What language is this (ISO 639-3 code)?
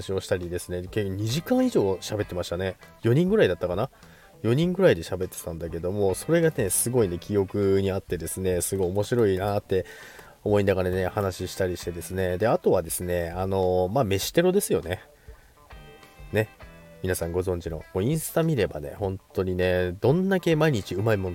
jpn